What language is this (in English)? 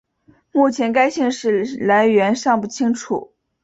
Chinese